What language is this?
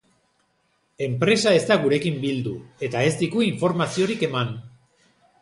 Basque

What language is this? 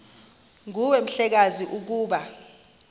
Xhosa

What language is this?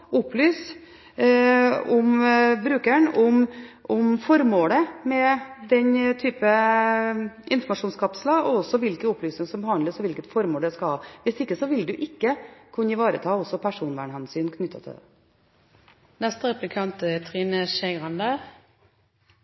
Norwegian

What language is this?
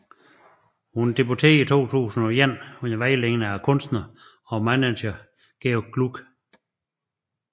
Danish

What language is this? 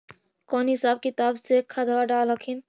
Magahi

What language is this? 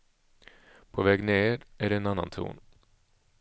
Swedish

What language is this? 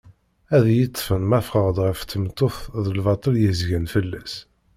Kabyle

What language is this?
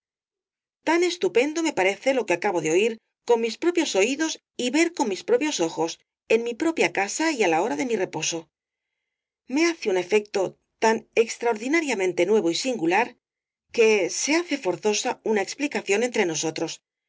Spanish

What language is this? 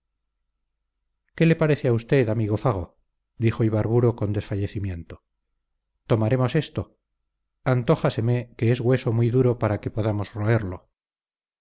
Spanish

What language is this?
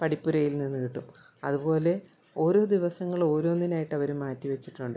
Malayalam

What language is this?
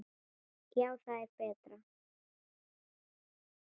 Icelandic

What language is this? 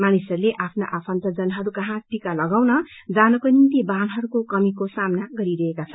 Nepali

